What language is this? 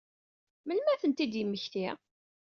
Kabyle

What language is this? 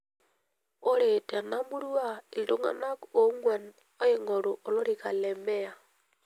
Masai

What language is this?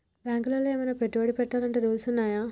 Telugu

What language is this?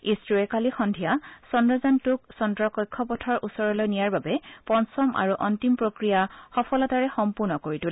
Assamese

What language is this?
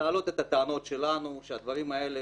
Hebrew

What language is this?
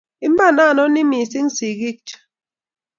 Kalenjin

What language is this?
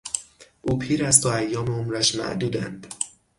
Persian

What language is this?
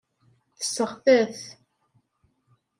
Kabyle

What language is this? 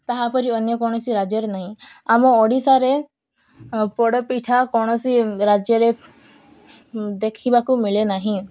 Odia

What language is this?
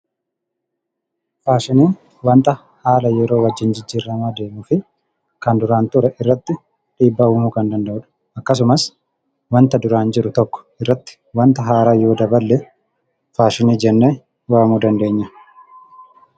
Oromo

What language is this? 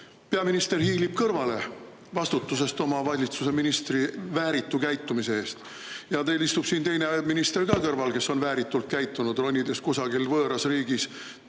Estonian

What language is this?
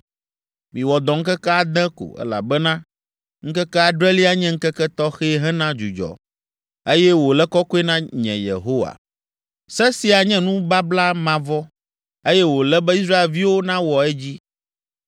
Ewe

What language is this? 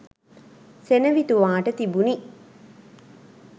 Sinhala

